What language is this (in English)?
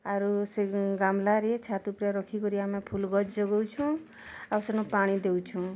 Odia